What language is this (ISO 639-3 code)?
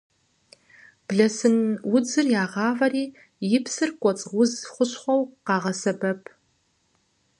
kbd